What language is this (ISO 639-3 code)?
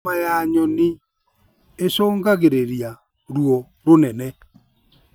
kik